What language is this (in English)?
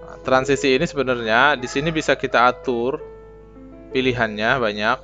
Indonesian